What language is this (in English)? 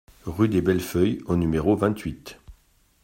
French